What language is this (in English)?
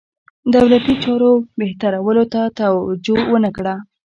Pashto